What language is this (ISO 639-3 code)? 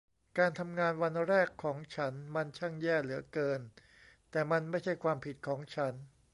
tha